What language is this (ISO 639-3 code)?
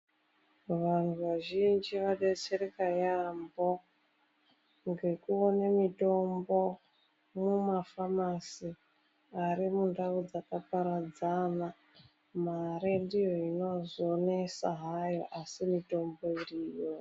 ndc